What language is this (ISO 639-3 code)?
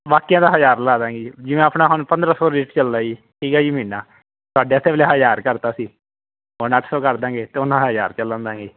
pan